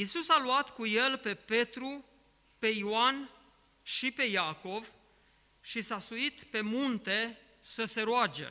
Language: Romanian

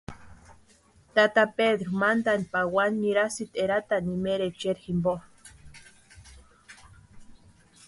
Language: Western Highland Purepecha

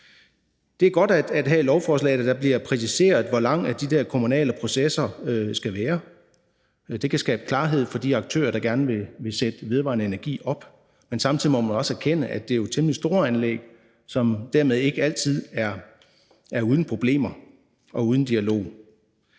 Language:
Danish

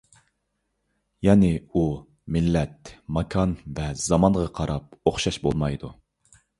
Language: Uyghur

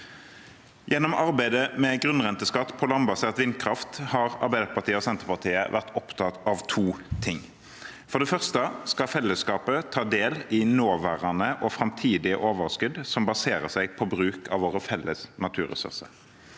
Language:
Norwegian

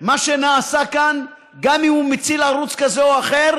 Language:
Hebrew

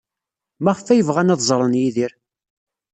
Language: Kabyle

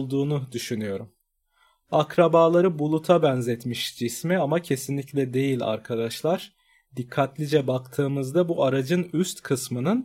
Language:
Turkish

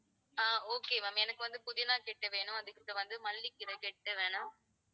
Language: Tamil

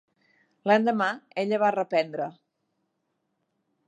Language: Catalan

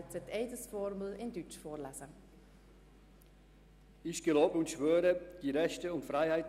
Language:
Swiss German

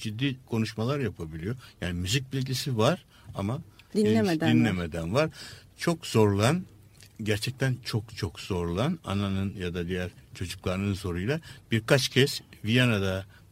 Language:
Turkish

